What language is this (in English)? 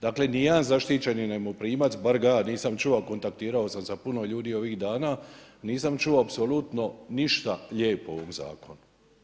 Croatian